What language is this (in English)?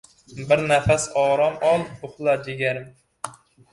Uzbek